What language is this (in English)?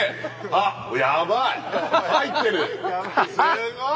Japanese